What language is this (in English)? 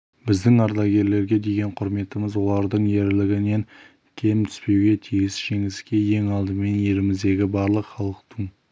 Kazakh